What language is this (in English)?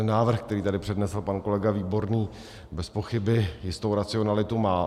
Czech